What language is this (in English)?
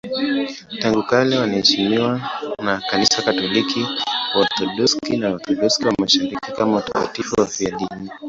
Swahili